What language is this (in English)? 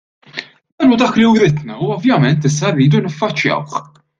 Maltese